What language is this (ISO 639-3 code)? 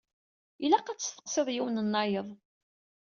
kab